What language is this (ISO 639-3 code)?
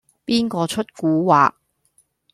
yue